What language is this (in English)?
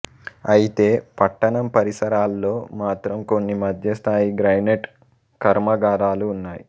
Telugu